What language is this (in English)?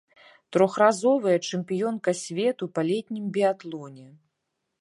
Belarusian